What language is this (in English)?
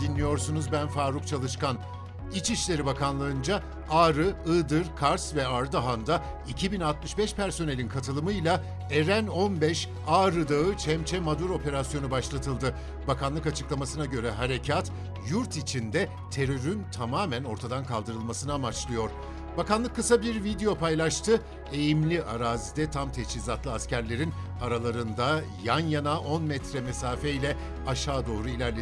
Turkish